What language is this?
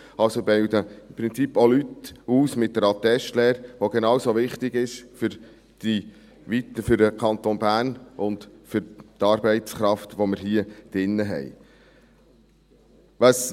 Swiss German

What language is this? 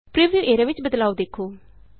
Punjabi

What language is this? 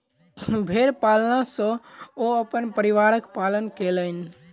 Maithili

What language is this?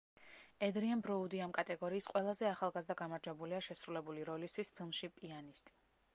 Georgian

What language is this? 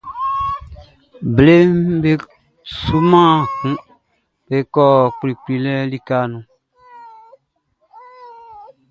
Baoulé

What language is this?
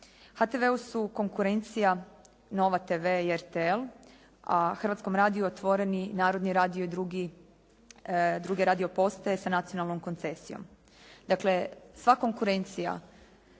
Croatian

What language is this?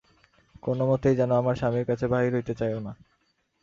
Bangla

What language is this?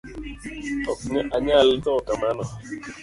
Luo (Kenya and Tanzania)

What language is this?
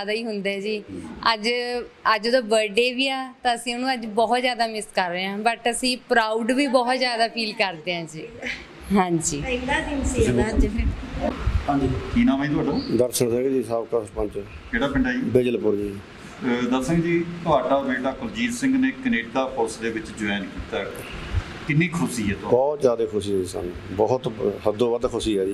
Punjabi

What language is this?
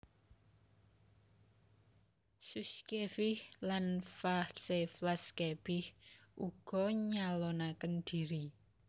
Javanese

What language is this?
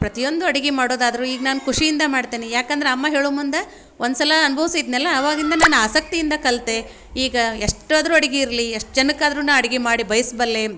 Kannada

